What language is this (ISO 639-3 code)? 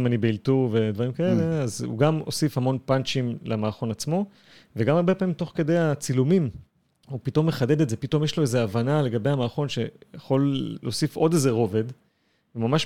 heb